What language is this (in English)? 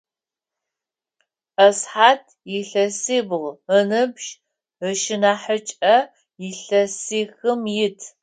Adyghe